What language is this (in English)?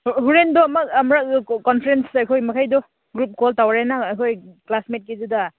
Manipuri